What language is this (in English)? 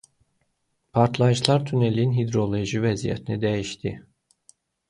Azerbaijani